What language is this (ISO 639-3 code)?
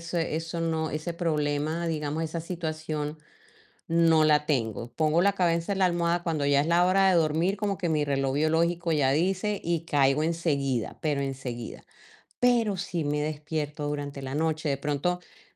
spa